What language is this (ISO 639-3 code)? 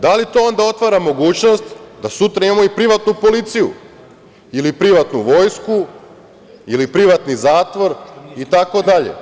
srp